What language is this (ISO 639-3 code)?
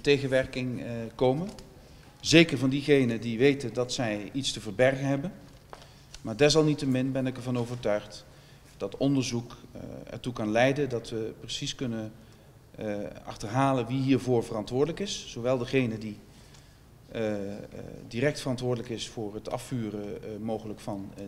nld